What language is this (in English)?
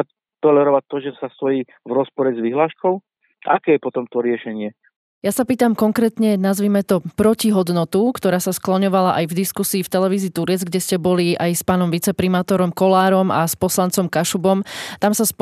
Slovak